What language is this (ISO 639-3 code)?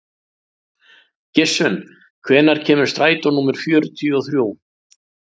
isl